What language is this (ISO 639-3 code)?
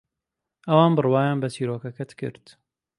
ckb